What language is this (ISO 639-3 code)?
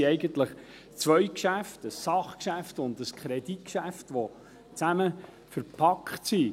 gsw